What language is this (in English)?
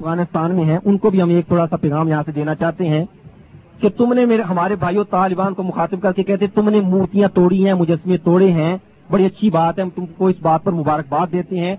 Urdu